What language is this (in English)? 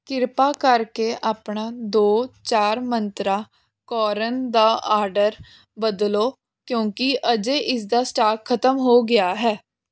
Punjabi